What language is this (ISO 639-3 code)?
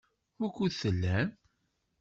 kab